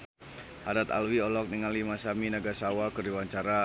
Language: Sundanese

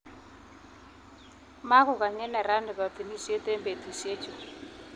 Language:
Kalenjin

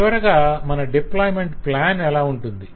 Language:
Telugu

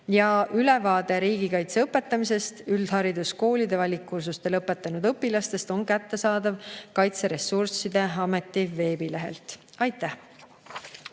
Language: Estonian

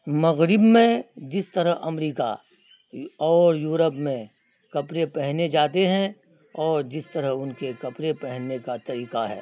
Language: Urdu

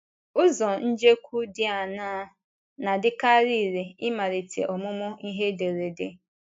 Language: Igbo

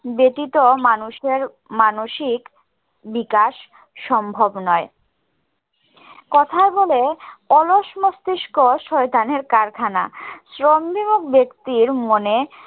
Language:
Bangla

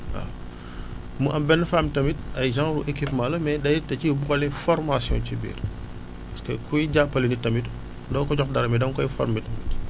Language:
Wolof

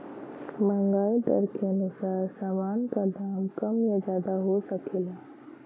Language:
Bhojpuri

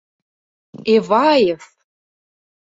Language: Mari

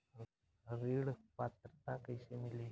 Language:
Bhojpuri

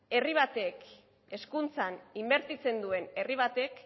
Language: Basque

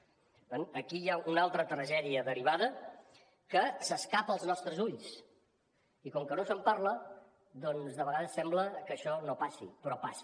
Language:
Catalan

